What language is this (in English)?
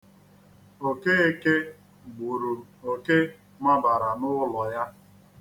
Igbo